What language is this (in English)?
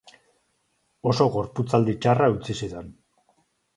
Basque